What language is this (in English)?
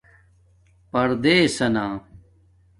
Domaaki